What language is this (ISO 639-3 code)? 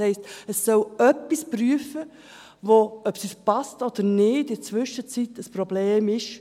gsw